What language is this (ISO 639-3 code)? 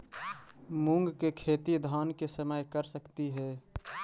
mag